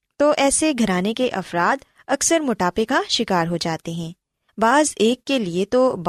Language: Urdu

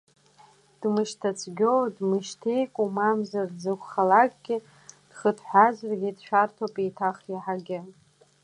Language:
Abkhazian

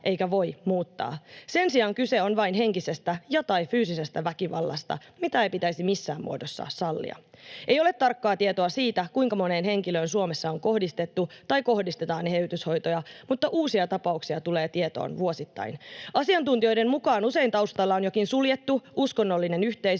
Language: Finnish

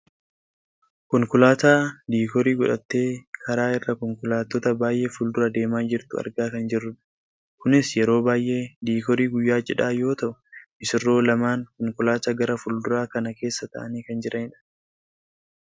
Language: Oromo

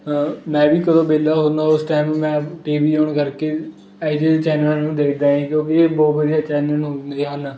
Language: Punjabi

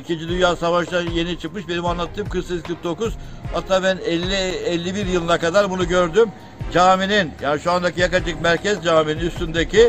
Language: Turkish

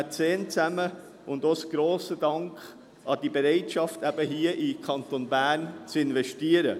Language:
Swiss German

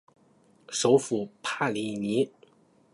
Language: Chinese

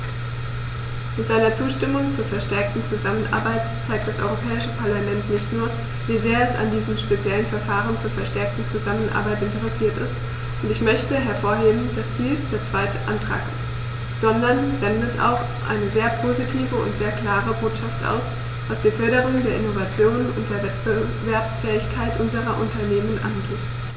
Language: German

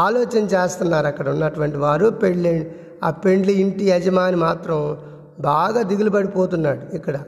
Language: Telugu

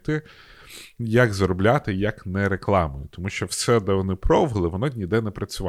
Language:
Ukrainian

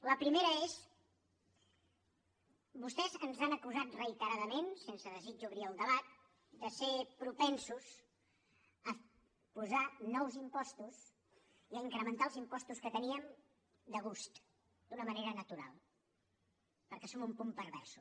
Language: Catalan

